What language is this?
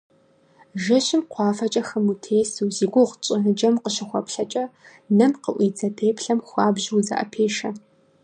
Kabardian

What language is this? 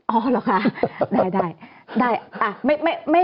Thai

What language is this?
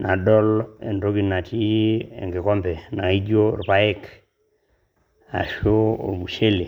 Masai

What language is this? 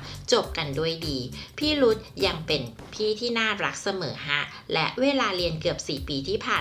Thai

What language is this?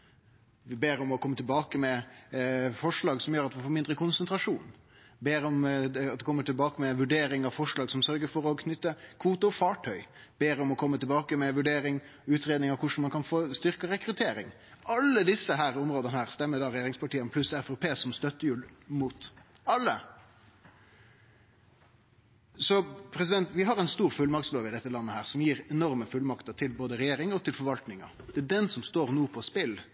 Norwegian Nynorsk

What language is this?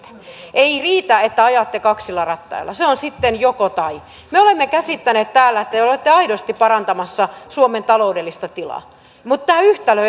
Finnish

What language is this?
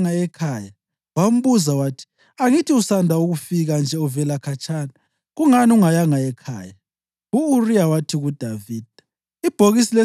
North Ndebele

